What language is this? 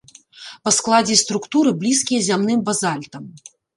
Belarusian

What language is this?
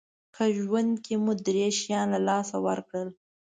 Pashto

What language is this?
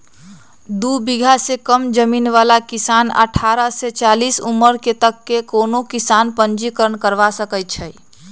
Magahi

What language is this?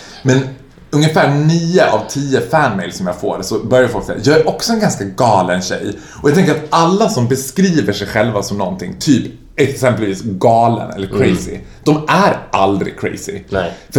Swedish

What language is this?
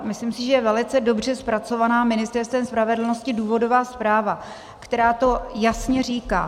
Czech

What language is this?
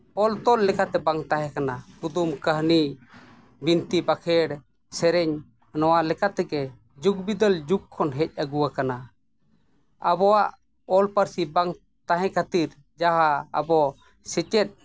Santali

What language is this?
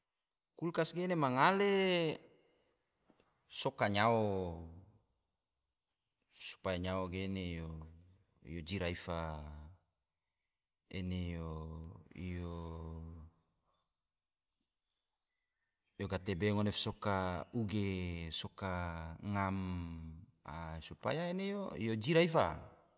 Tidore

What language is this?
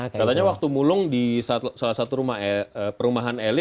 Indonesian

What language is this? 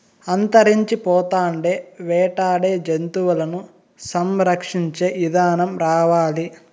Telugu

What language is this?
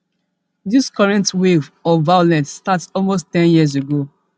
Nigerian Pidgin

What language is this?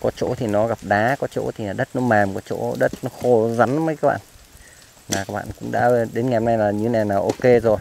Vietnamese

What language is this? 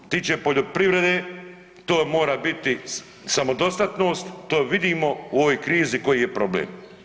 Croatian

